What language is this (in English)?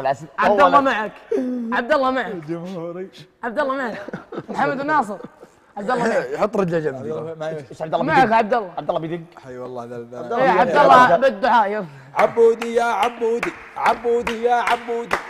Arabic